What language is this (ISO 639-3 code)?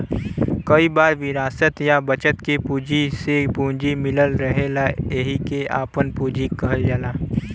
bho